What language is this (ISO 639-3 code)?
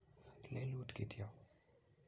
kln